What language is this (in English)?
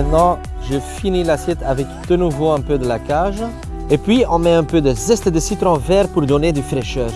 French